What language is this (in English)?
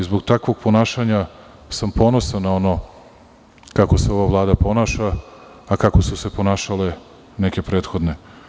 Serbian